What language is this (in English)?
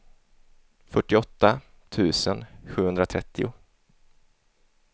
Swedish